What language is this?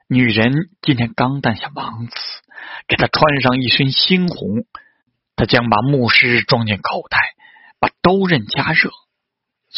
Chinese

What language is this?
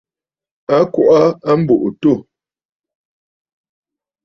Bafut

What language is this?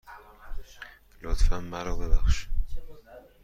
Persian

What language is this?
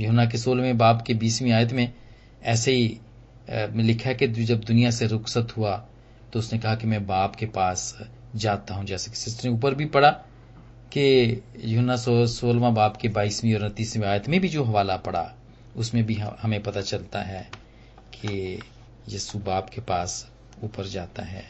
Hindi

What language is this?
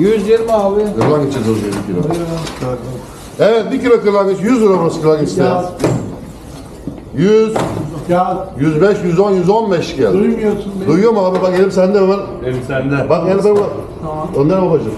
Turkish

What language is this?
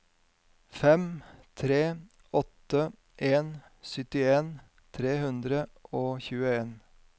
Norwegian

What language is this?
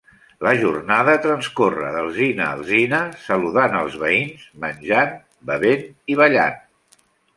Catalan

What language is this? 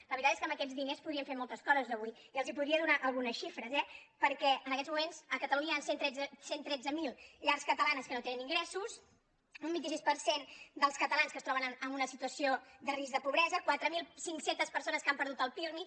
Catalan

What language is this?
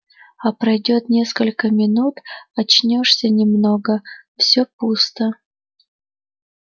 Russian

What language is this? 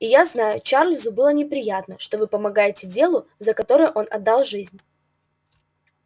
Russian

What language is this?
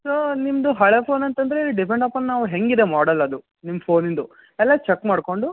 Kannada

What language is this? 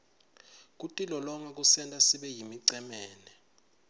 Swati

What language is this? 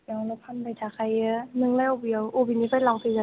Bodo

